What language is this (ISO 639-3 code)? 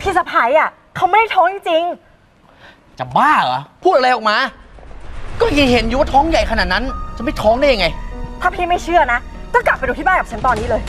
tha